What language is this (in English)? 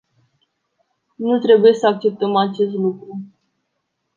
Romanian